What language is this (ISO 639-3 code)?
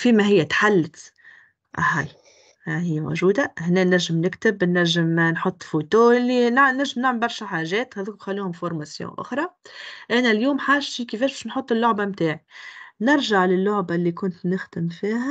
ara